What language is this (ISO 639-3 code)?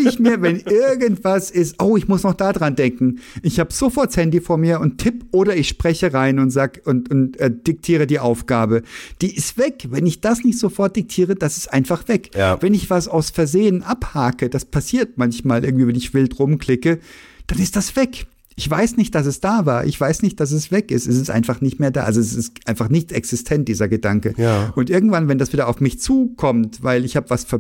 deu